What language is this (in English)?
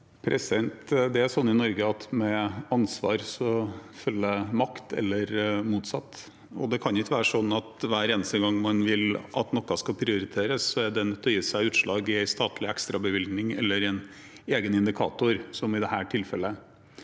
Norwegian